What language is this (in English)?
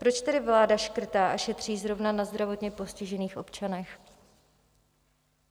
Czech